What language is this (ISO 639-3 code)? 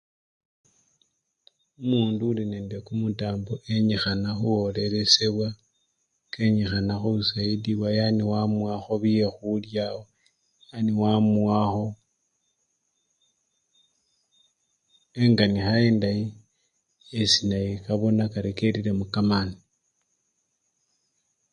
luy